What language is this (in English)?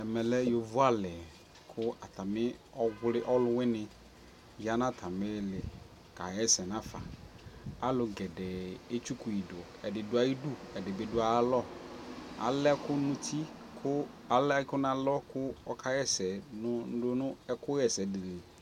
Ikposo